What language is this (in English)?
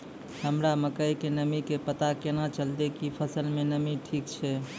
Maithili